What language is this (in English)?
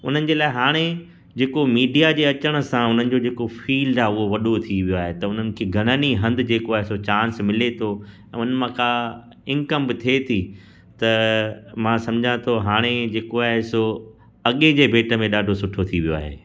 Sindhi